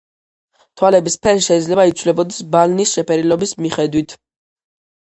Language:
Georgian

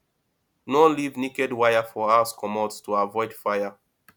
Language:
Nigerian Pidgin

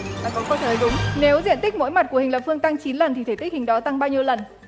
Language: Vietnamese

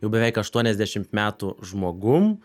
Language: Lithuanian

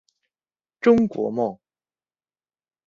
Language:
Chinese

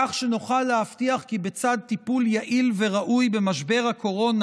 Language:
Hebrew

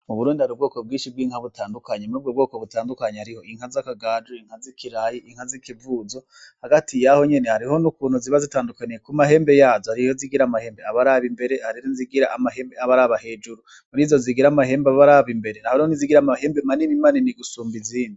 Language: Rundi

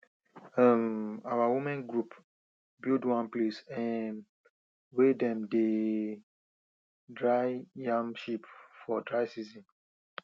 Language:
Nigerian Pidgin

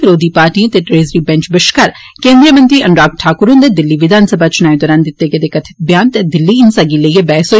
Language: Dogri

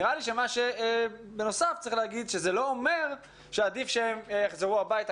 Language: Hebrew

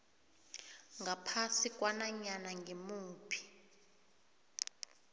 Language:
South Ndebele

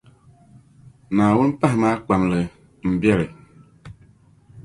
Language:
Dagbani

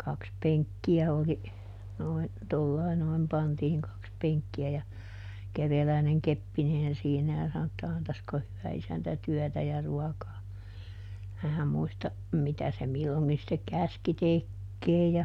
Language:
Finnish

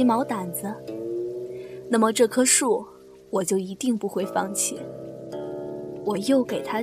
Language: Chinese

